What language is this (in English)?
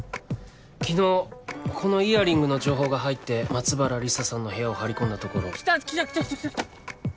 Japanese